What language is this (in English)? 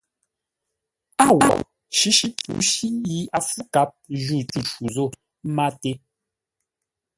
Ngombale